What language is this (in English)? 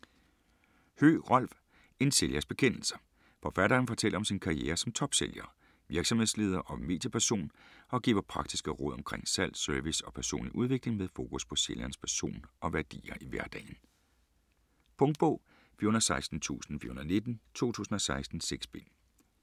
Danish